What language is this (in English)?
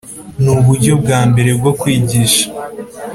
Kinyarwanda